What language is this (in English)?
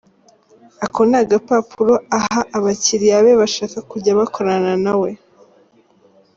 Kinyarwanda